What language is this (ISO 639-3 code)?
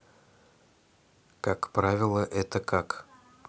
rus